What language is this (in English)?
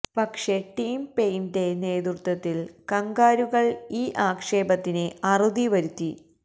Malayalam